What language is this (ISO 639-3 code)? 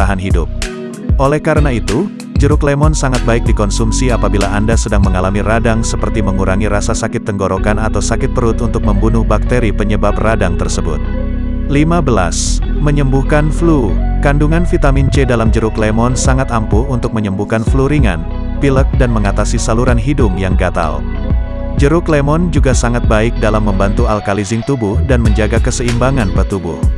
ind